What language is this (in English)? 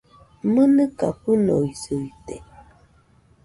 Nüpode Huitoto